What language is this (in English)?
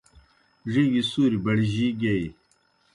Kohistani Shina